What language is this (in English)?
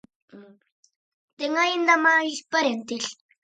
Galician